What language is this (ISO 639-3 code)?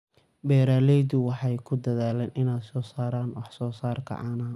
som